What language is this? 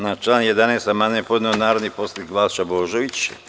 Serbian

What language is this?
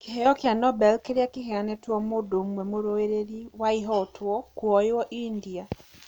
Kikuyu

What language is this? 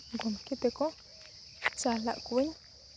Santali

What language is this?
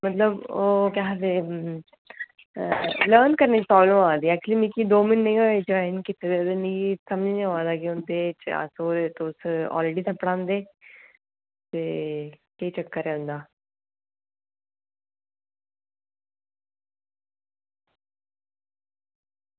Dogri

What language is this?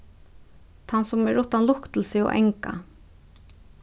Faroese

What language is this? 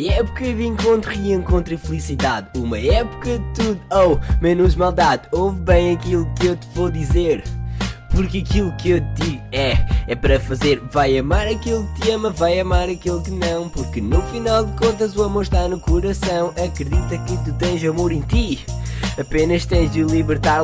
Portuguese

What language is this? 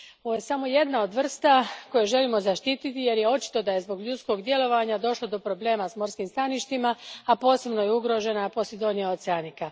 Croatian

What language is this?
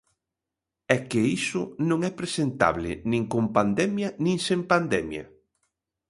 Galician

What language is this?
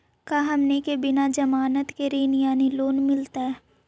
Magahi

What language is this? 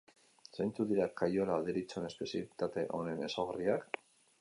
Basque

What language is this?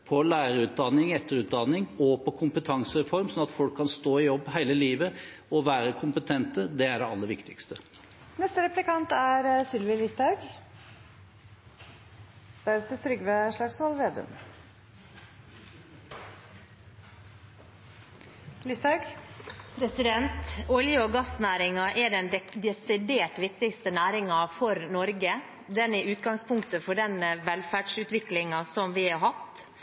Norwegian Bokmål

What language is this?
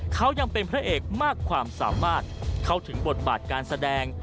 Thai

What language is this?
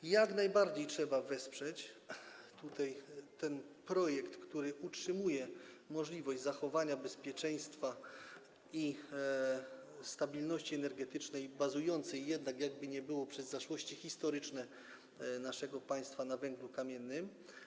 Polish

